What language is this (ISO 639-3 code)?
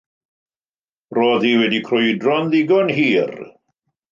cym